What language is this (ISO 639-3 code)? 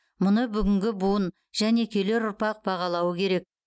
kaz